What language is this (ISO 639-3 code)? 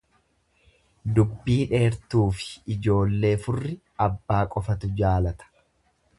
orm